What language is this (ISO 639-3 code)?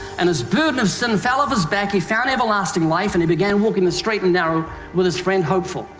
eng